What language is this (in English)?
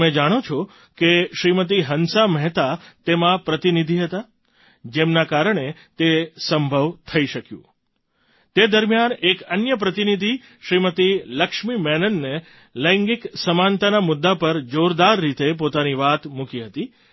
Gujarati